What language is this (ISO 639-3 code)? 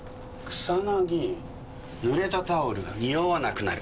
jpn